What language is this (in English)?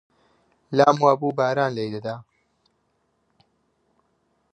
Central Kurdish